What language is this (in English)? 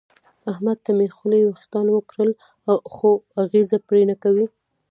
Pashto